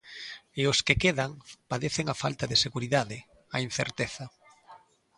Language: Galician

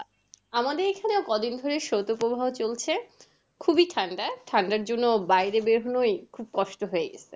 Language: Bangla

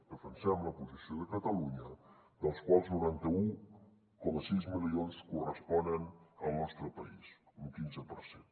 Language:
Catalan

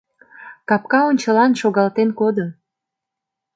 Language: Mari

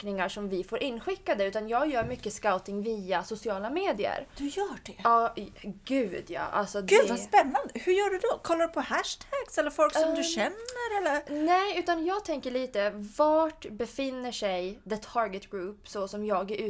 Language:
Swedish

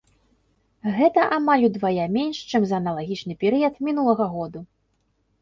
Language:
Belarusian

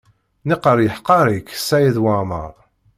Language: Kabyle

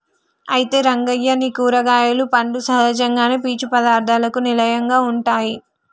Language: Telugu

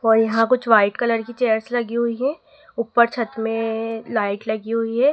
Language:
Hindi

